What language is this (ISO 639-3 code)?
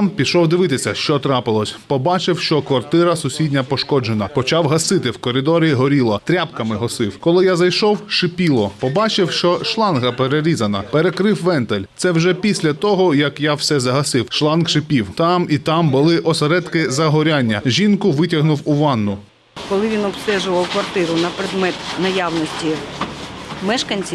ukr